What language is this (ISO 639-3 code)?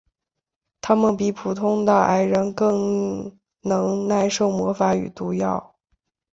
zho